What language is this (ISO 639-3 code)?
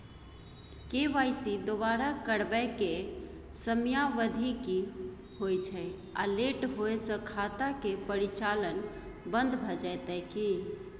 mai